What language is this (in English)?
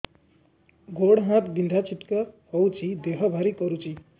Odia